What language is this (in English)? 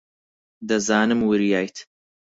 Central Kurdish